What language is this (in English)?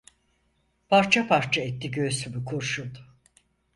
Turkish